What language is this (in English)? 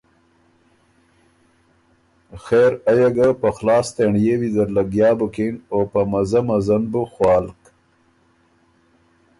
Ormuri